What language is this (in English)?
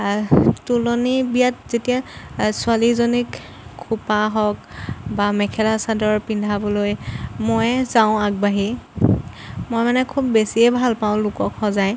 Assamese